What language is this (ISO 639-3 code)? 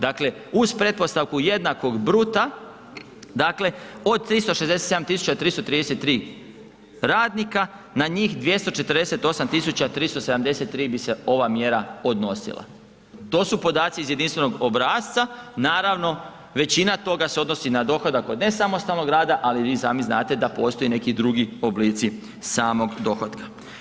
hrv